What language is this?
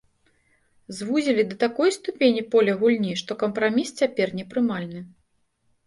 Belarusian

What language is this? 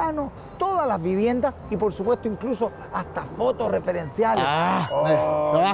Spanish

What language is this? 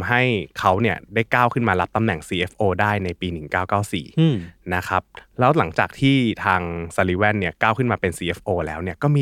Thai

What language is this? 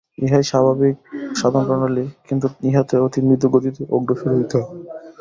Bangla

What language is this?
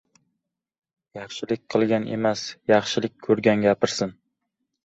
Uzbek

